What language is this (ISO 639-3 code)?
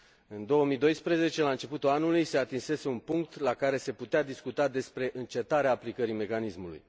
ron